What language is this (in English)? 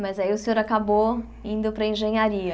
Portuguese